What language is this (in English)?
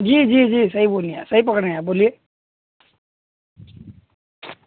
Hindi